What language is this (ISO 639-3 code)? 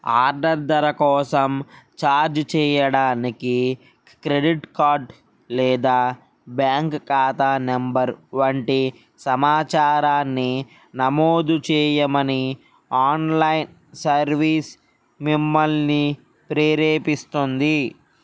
tel